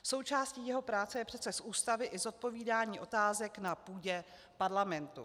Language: Czech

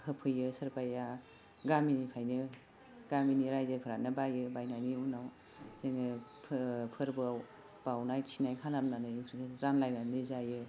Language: Bodo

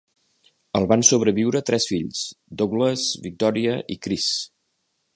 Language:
Catalan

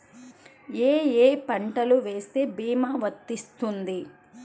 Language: Telugu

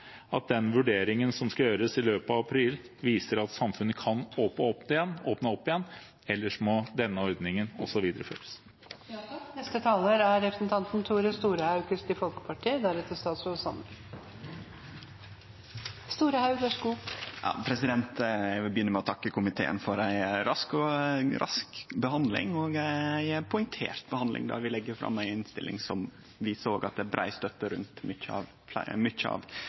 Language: Norwegian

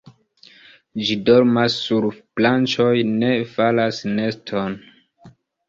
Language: Esperanto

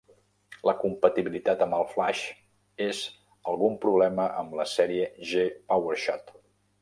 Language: Catalan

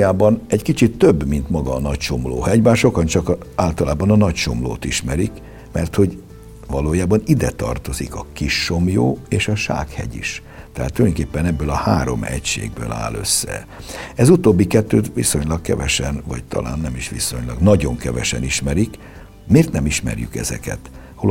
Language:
Hungarian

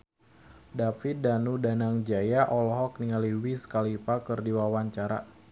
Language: Sundanese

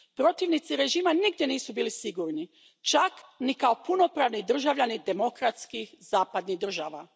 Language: Croatian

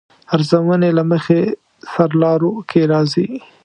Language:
Pashto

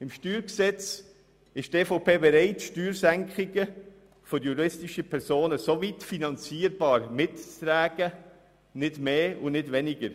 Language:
Swiss German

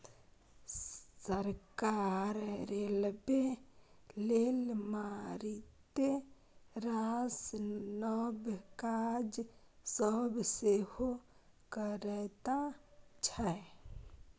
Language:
Maithili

